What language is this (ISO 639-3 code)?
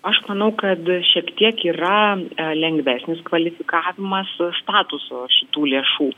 lit